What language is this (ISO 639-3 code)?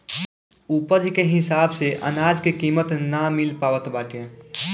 bho